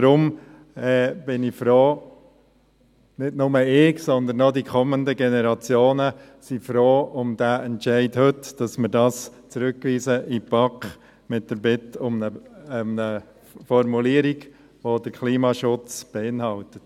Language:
Swiss German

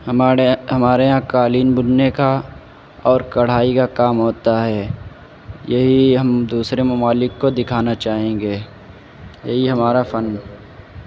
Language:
Urdu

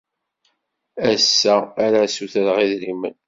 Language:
Kabyle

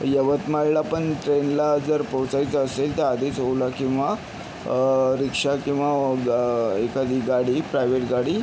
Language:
Marathi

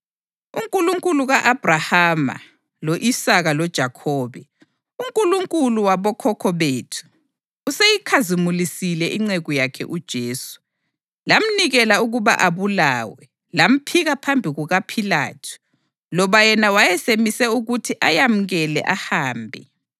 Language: North Ndebele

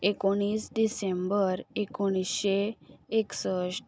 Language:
Konkani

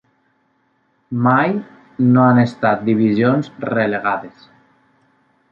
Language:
Catalan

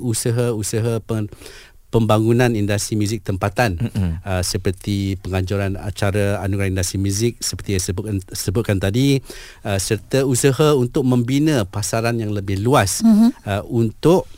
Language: Malay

